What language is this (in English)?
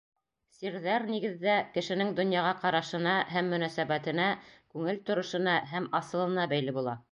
Bashkir